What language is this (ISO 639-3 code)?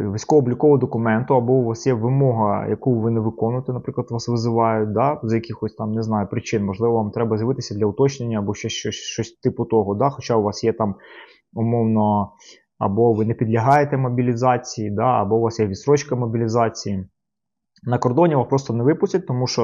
ukr